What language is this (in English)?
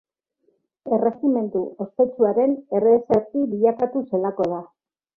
Basque